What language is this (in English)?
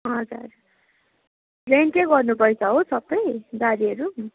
Nepali